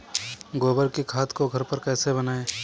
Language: Hindi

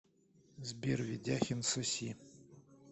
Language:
Russian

